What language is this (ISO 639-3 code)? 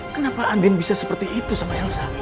ind